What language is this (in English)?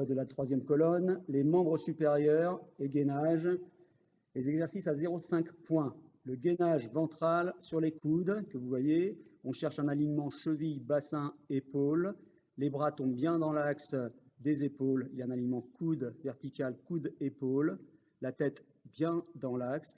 French